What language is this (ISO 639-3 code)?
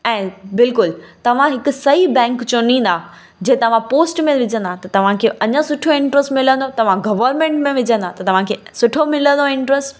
snd